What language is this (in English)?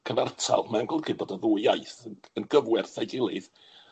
Welsh